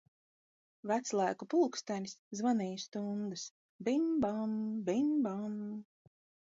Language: Latvian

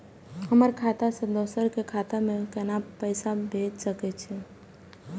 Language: Maithili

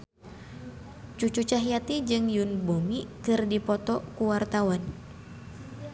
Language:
Sundanese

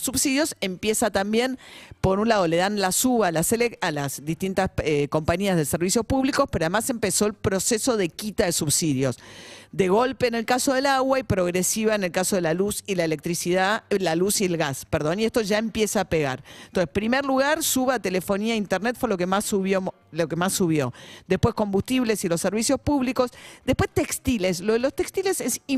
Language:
Spanish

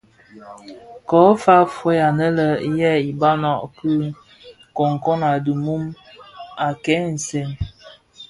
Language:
Bafia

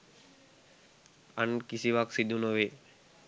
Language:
Sinhala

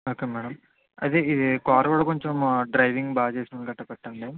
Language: Telugu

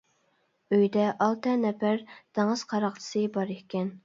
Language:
Uyghur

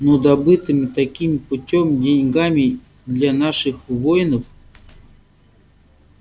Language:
Russian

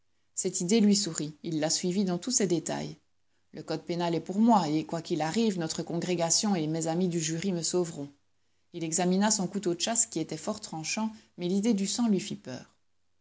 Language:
French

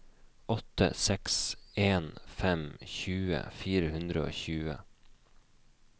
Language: Norwegian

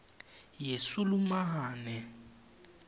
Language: Swati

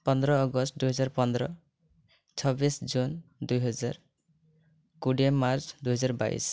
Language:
Odia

